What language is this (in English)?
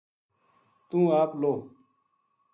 Gujari